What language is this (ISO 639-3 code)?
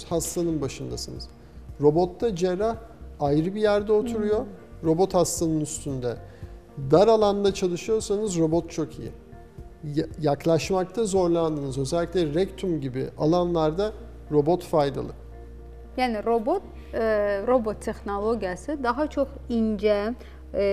tur